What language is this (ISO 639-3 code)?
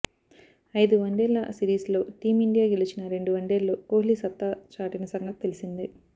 tel